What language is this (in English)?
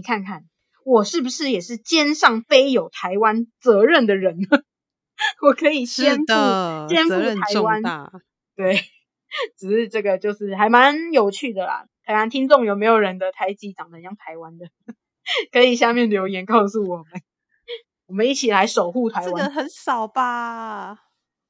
Chinese